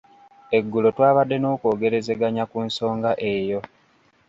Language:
Ganda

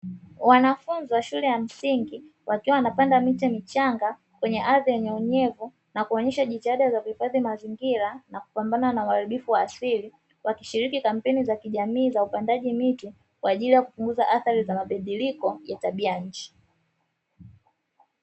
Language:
Swahili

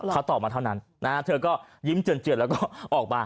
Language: Thai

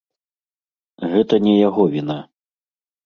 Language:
Belarusian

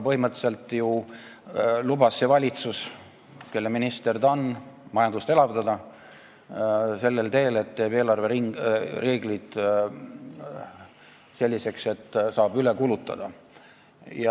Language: Estonian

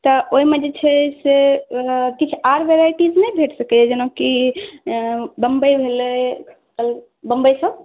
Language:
Maithili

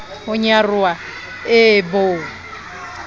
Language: Southern Sotho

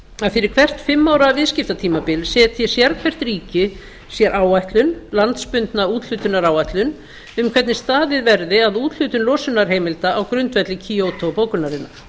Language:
Icelandic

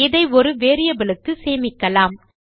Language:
Tamil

